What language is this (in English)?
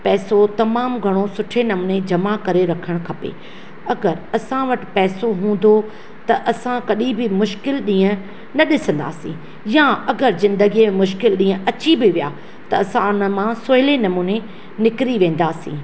Sindhi